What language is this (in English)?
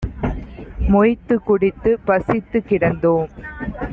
Tamil